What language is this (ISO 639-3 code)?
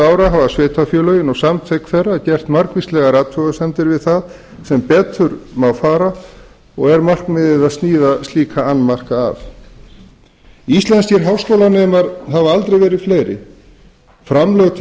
isl